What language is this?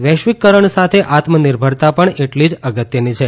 Gujarati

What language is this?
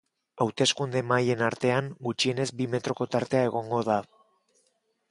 Basque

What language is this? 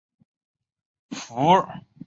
Chinese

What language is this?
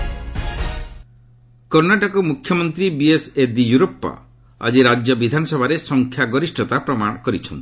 Odia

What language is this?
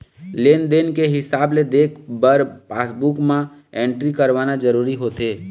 Chhattisgarhi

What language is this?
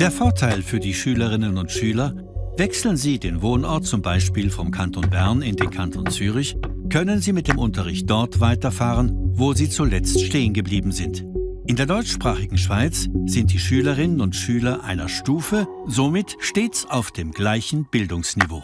German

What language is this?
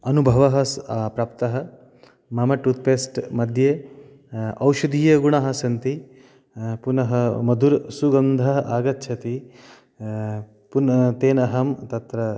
Sanskrit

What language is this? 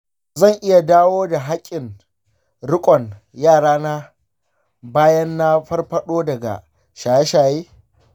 Hausa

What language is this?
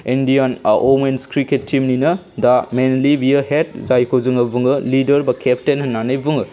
Bodo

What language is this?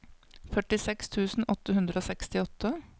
Norwegian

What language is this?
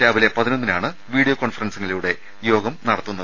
Malayalam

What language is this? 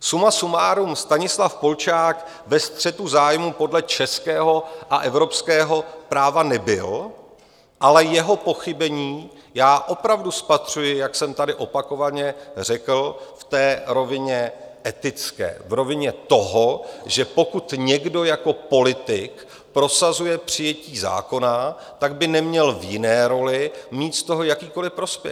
Czech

